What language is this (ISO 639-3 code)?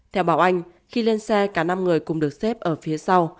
vie